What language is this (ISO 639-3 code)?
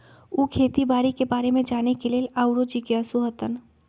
mag